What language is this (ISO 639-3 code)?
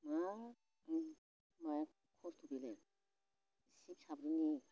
brx